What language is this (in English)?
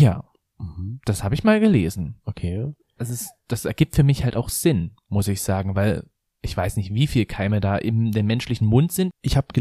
German